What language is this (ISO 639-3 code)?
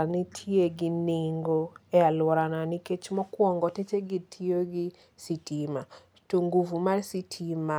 luo